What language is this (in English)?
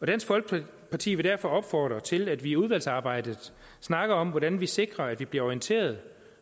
Danish